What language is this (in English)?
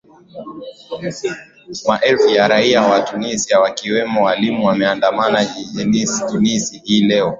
Swahili